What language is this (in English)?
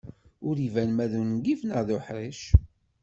Kabyle